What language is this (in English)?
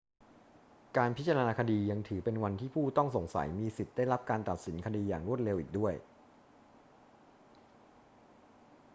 Thai